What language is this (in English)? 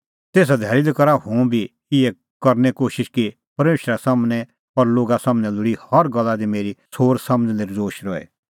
Kullu Pahari